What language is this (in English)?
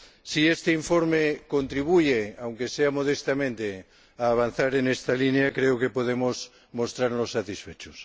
Spanish